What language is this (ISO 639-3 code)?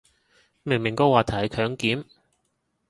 yue